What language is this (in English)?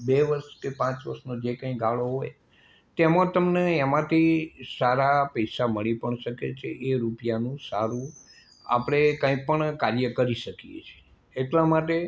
Gujarati